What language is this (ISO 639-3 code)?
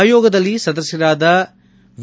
kan